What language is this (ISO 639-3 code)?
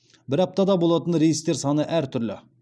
kaz